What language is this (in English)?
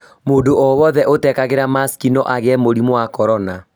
Kikuyu